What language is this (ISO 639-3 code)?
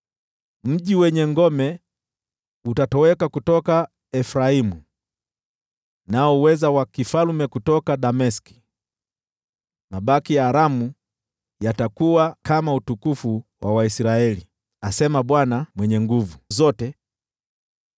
swa